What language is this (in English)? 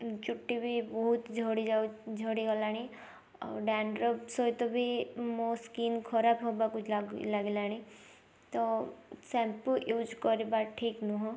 Odia